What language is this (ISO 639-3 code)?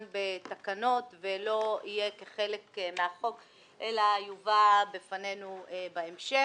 heb